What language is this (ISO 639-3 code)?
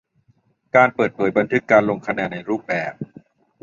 tha